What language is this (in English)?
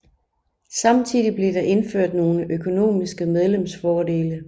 Danish